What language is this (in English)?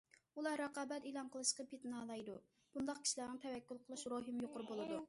Uyghur